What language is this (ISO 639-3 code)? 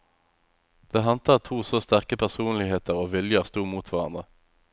nor